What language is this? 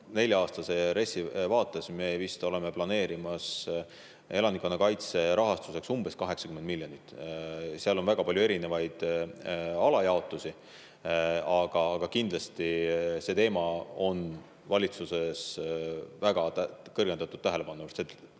Estonian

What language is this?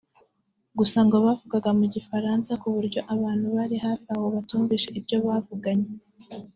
Kinyarwanda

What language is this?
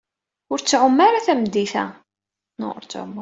Kabyle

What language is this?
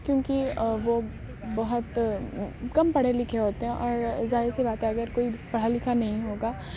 Urdu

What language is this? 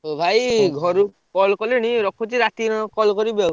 Odia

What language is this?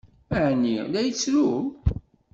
Kabyle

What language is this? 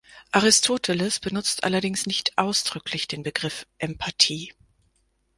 German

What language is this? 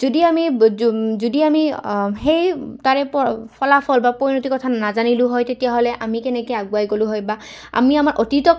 Assamese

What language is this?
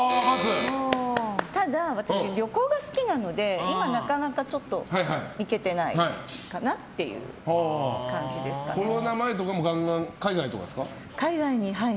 Japanese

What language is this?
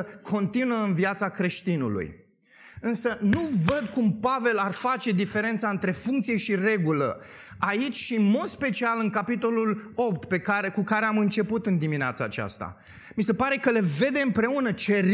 Romanian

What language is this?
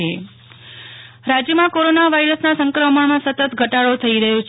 Gujarati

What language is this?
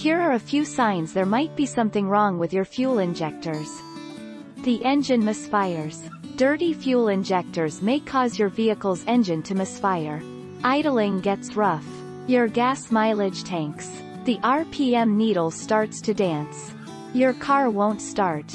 English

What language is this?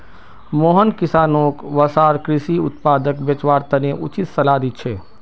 Magahi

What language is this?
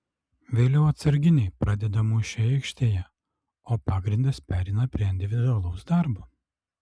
Lithuanian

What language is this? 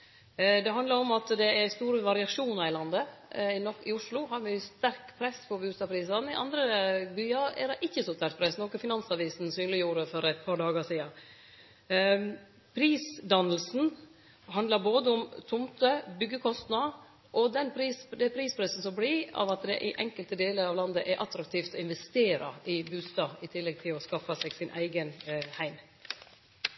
Norwegian Nynorsk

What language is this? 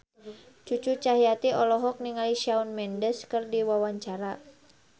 Sundanese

